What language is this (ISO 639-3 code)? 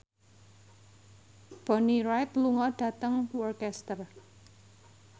jav